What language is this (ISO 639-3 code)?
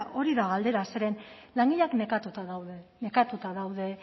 eus